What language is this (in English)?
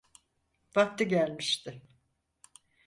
Turkish